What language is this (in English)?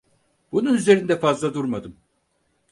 Turkish